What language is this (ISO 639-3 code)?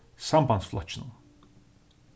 fao